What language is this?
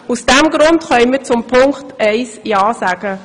Swiss German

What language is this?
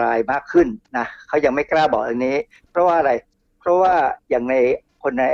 Thai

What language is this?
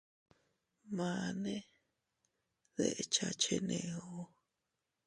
Teutila Cuicatec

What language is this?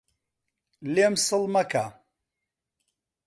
Central Kurdish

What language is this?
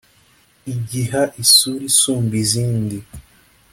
Kinyarwanda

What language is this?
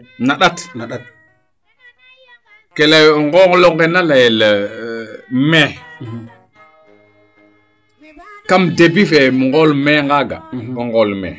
Serer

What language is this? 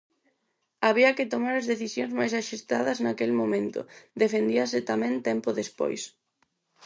Galician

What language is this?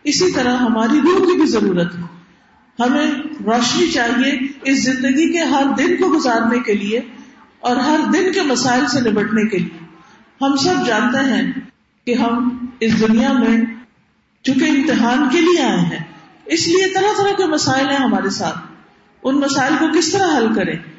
Urdu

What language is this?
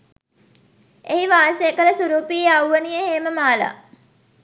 Sinhala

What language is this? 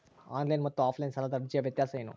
Kannada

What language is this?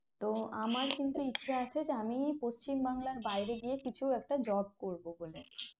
Bangla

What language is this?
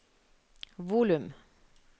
Norwegian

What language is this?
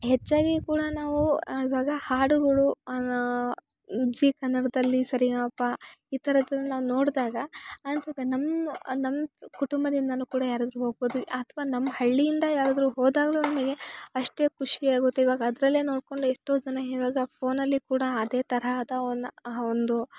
Kannada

